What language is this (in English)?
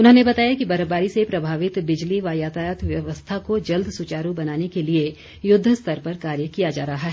Hindi